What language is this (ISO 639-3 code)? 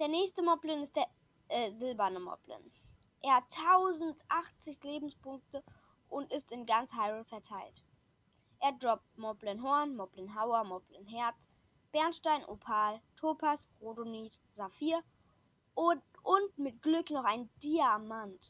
deu